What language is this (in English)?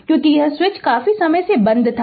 Hindi